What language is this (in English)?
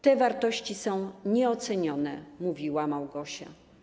Polish